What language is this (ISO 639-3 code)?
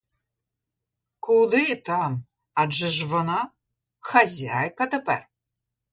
ukr